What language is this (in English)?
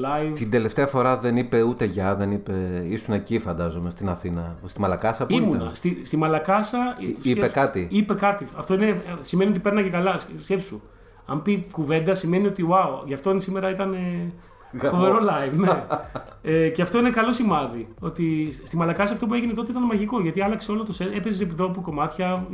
Greek